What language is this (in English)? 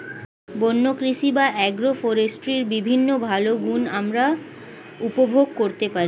Bangla